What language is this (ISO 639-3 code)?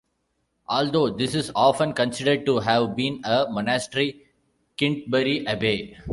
eng